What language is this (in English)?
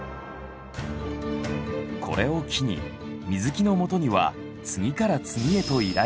Japanese